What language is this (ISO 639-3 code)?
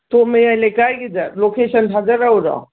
mni